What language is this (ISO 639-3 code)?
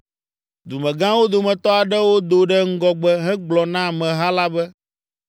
ewe